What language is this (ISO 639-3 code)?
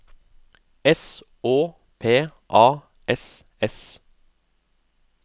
nor